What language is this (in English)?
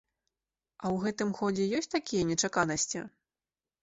Belarusian